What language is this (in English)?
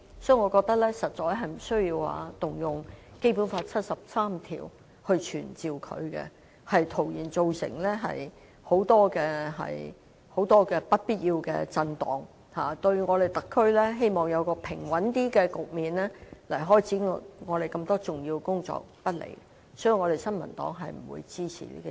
Cantonese